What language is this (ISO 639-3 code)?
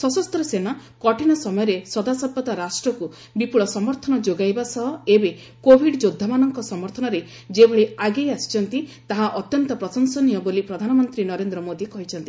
ori